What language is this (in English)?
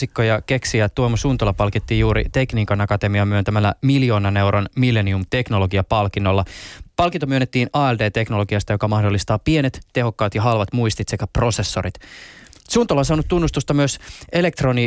Finnish